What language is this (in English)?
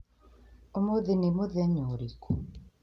Kikuyu